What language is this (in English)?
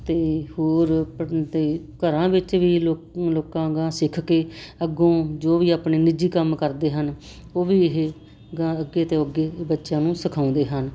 Punjabi